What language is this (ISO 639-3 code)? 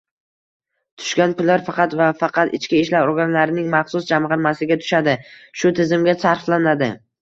uzb